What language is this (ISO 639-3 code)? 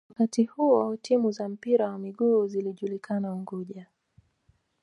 swa